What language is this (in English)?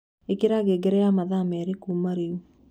Kikuyu